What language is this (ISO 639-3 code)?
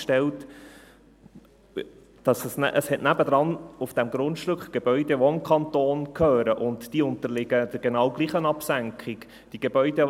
gsw